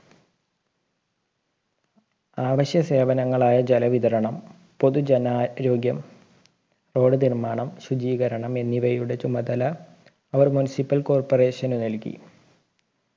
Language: Malayalam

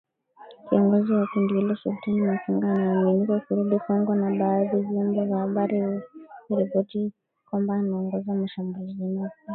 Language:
Swahili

